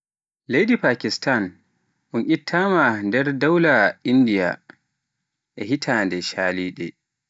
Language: Pular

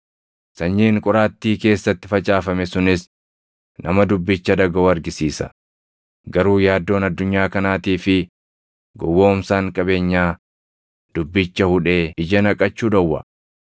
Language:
Oromo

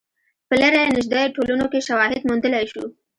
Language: Pashto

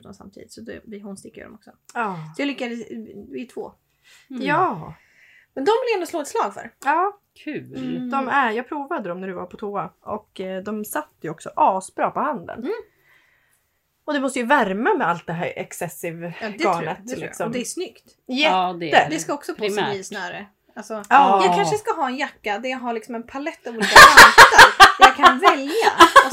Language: Swedish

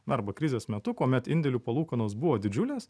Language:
Lithuanian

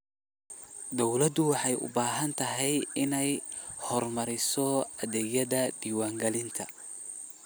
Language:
Somali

